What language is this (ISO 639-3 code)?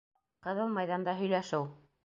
bak